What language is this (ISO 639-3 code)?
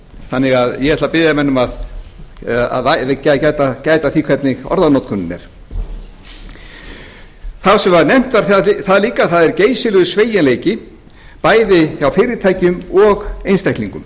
isl